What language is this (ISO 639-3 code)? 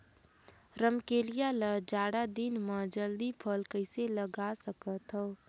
hne